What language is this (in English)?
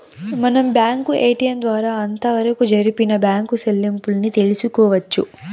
Telugu